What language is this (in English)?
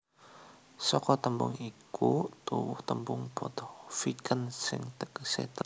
Javanese